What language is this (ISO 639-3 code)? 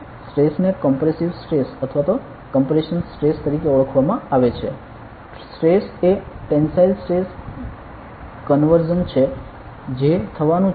guj